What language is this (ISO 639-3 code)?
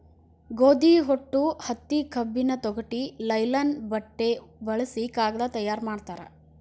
kan